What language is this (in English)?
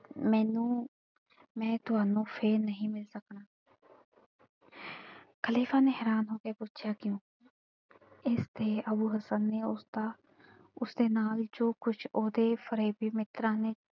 Punjabi